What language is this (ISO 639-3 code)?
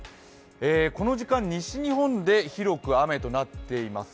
jpn